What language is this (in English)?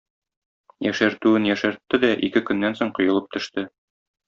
Tatar